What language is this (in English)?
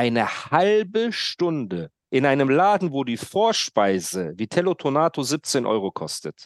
German